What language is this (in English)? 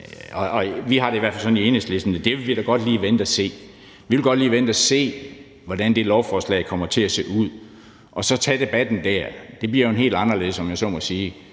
Danish